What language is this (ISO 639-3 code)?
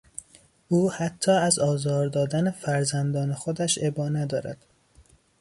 fas